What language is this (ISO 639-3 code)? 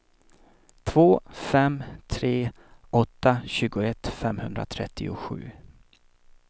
swe